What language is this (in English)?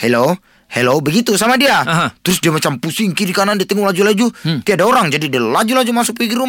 Malay